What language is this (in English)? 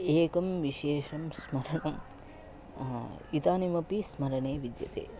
Sanskrit